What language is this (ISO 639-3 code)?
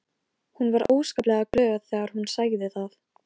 isl